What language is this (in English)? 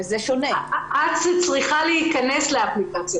Hebrew